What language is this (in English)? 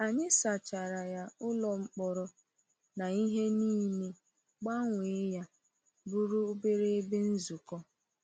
Igbo